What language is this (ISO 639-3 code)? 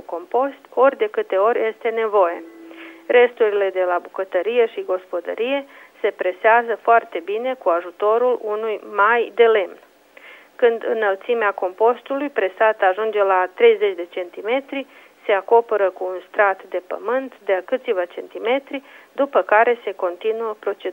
ron